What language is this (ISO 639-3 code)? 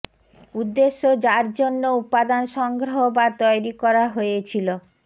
ben